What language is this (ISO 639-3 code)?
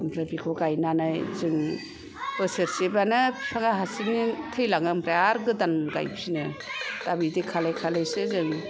brx